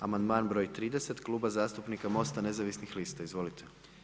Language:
Croatian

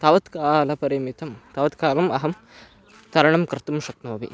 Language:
Sanskrit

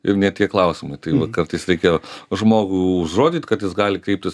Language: Lithuanian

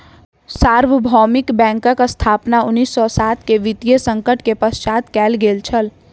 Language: Maithili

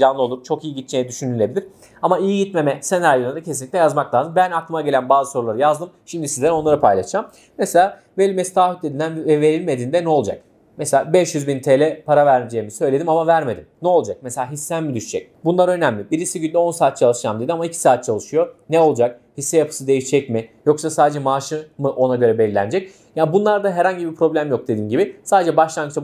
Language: Turkish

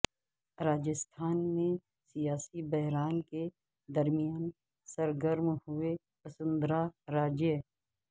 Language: Urdu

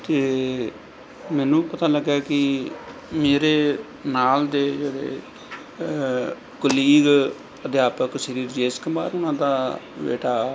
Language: Punjabi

